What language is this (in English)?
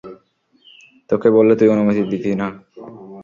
Bangla